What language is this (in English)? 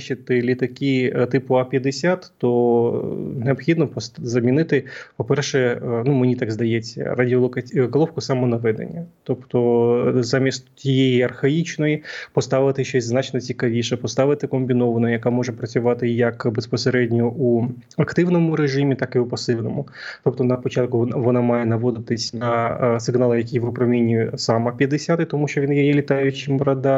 Ukrainian